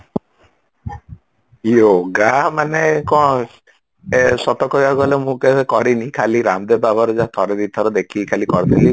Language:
Odia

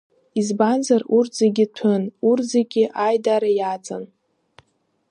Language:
Abkhazian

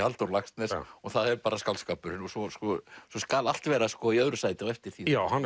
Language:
Icelandic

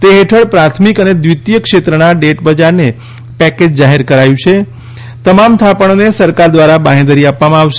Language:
Gujarati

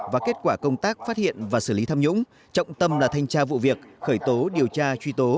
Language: Vietnamese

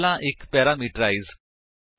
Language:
Punjabi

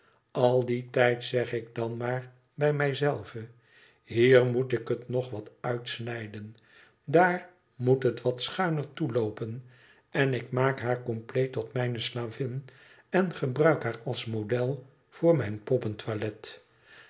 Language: Dutch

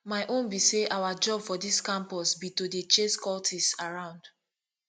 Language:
Nigerian Pidgin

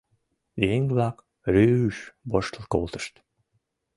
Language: Mari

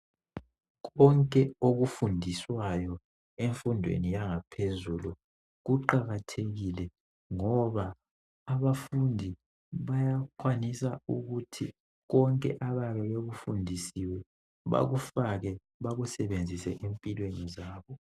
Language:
North Ndebele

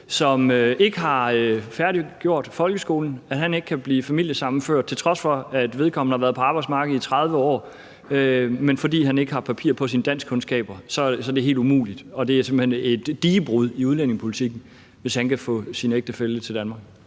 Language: Danish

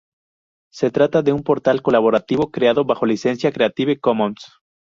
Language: Spanish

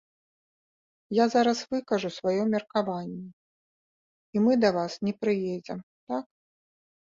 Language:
Belarusian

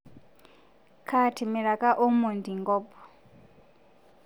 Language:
Masai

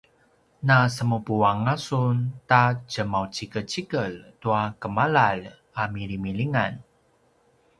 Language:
Paiwan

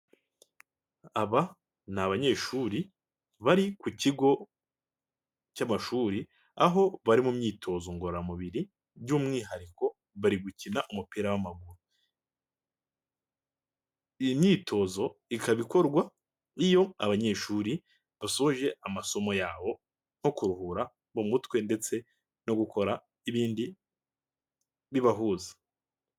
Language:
Kinyarwanda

